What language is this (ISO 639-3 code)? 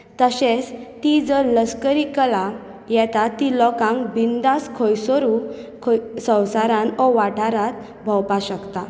kok